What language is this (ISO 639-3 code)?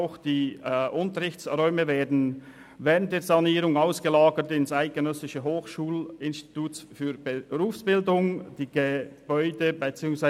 gsw